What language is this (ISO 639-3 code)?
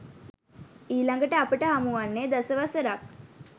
sin